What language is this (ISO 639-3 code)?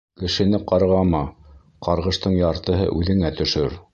bak